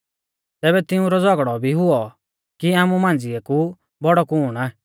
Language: Mahasu Pahari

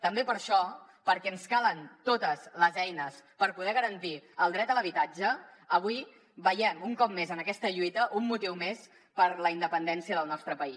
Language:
Catalan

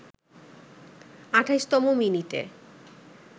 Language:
Bangla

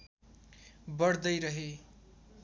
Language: Nepali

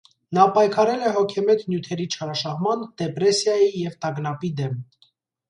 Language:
Armenian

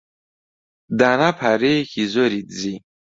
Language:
Central Kurdish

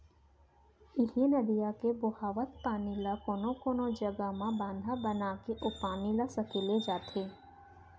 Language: Chhattisgarhi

